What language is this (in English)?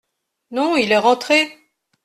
French